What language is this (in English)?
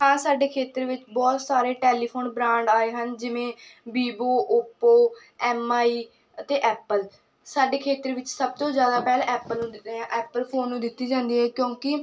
Punjabi